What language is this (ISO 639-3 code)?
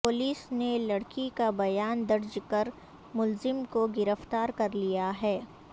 urd